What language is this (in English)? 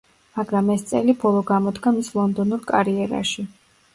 Georgian